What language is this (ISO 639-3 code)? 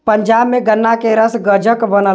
bho